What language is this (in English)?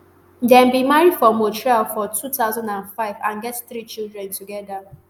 Nigerian Pidgin